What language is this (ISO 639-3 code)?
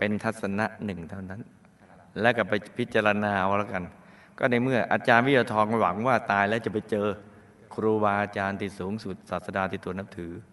tha